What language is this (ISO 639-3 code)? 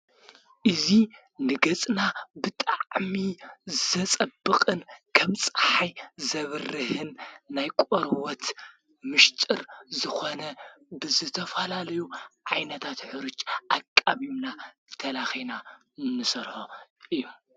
tir